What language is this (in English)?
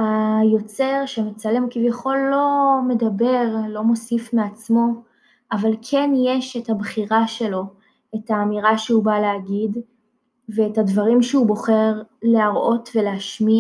Hebrew